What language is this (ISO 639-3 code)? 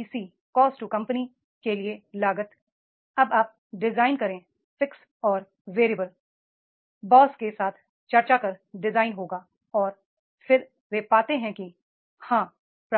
hin